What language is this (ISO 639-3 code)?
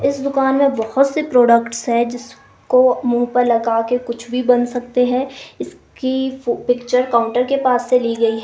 hin